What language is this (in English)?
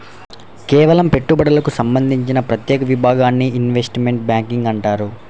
Telugu